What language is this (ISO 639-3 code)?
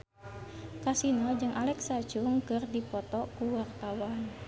sun